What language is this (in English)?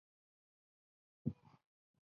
Chinese